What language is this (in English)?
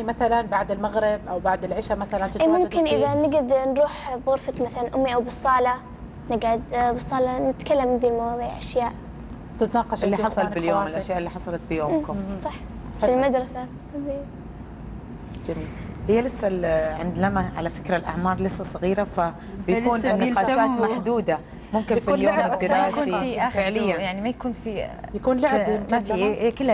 Arabic